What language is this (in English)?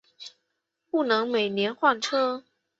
Chinese